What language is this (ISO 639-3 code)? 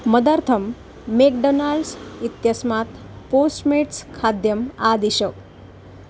san